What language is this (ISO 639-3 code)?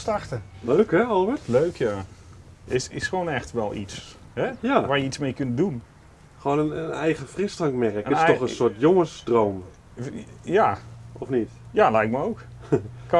nld